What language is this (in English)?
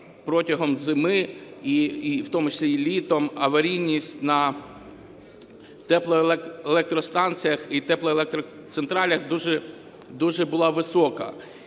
Ukrainian